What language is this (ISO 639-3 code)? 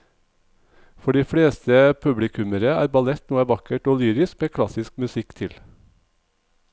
nor